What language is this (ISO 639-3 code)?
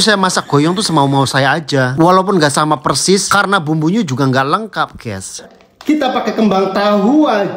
ind